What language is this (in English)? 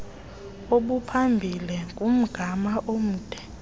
Xhosa